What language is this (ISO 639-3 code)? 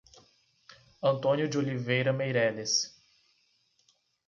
por